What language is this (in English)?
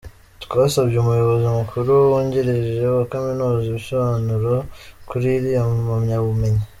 Kinyarwanda